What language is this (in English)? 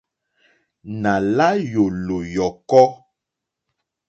Mokpwe